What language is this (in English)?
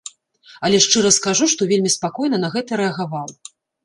Belarusian